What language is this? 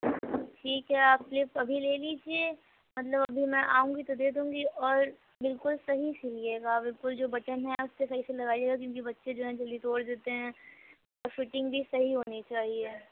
Urdu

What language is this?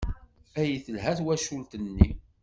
Kabyle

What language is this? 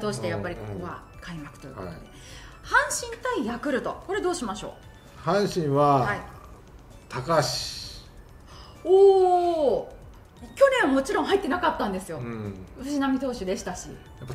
Japanese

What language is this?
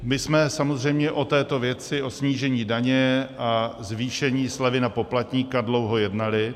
Czech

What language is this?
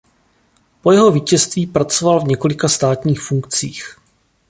Czech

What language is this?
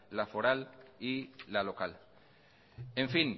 Spanish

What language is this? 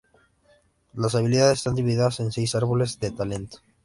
Spanish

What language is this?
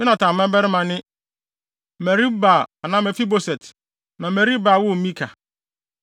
Akan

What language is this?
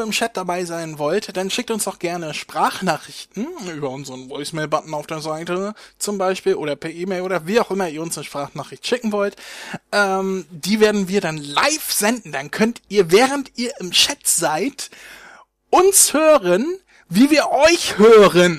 German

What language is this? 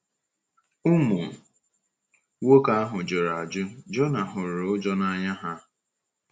Igbo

